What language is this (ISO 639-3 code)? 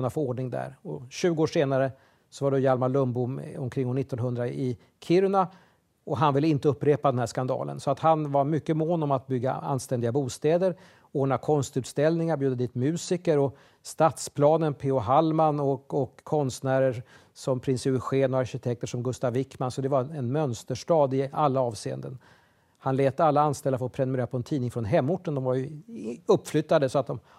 swe